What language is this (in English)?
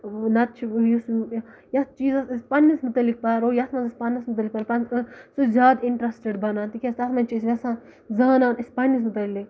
Kashmiri